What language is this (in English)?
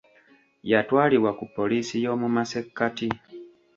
Ganda